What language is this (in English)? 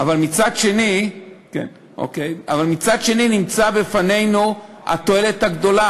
Hebrew